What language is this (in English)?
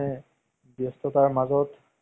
Assamese